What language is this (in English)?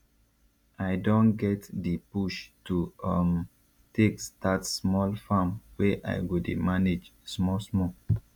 Nigerian Pidgin